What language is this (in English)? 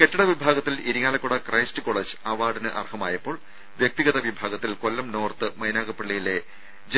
Malayalam